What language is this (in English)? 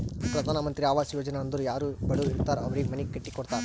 Kannada